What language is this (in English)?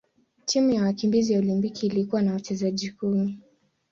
Swahili